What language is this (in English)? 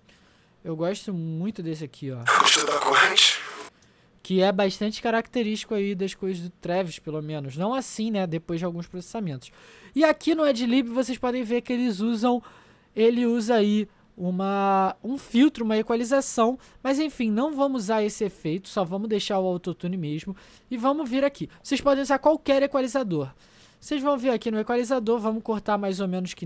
Portuguese